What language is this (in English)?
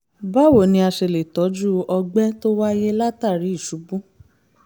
Yoruba